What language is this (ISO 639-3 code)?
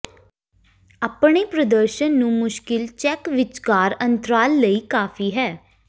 pan